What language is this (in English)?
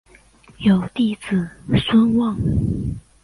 Chinese